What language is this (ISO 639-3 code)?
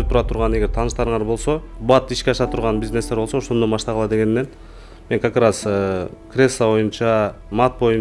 tur